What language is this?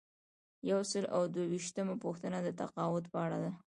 Pashto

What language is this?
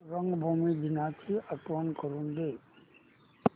Marathi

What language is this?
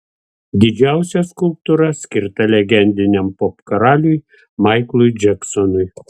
Lithuanian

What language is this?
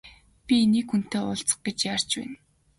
Mongolian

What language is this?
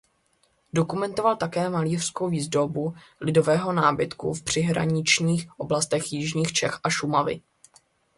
Czech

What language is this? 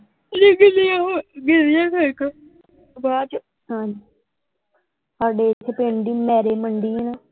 Punjabi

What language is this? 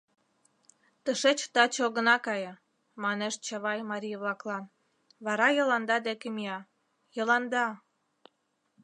Mari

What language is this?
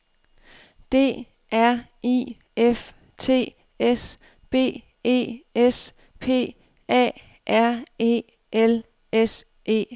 Danish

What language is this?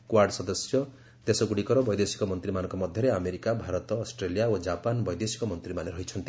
Odia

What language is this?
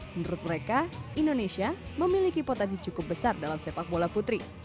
Indonesian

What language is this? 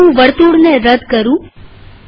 Gujarati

